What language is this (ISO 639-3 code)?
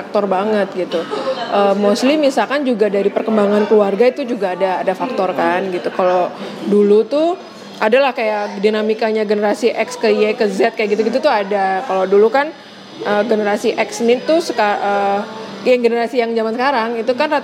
ind